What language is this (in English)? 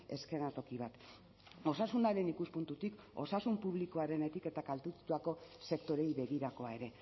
Basque